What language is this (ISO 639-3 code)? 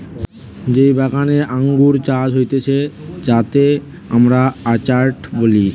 ben